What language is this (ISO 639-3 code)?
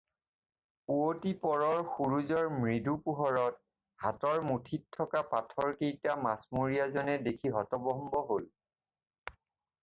asm